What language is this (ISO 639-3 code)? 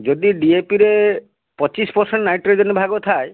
ori